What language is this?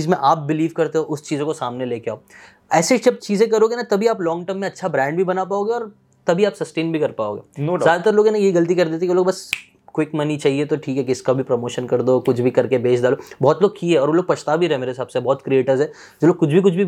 Hindi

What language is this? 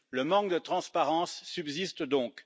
French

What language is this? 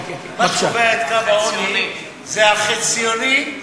Hebrew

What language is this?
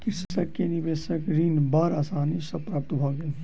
Maithili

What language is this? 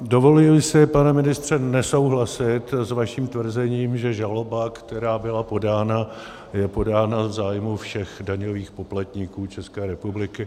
Czech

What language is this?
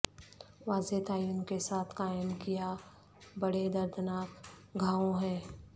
Urdu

